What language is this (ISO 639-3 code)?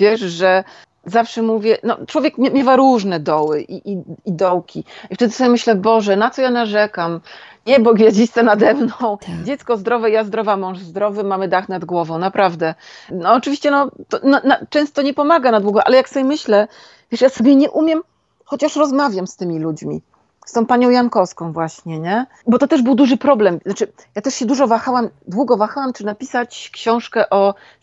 pol